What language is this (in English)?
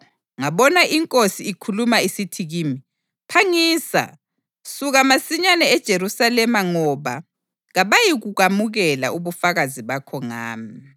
North Ndebele